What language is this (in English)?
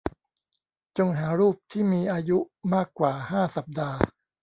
Thai